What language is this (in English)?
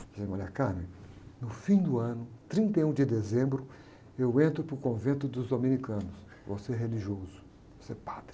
Portuguese